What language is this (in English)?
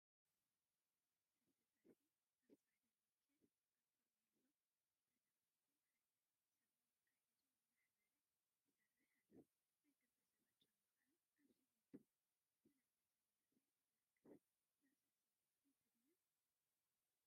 Tigrinya